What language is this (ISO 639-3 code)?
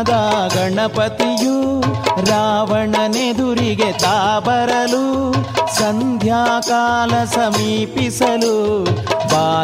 kan